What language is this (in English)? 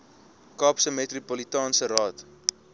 Afrikaans